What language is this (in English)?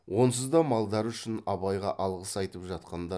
Kazakh